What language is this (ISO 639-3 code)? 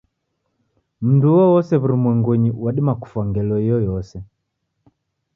dav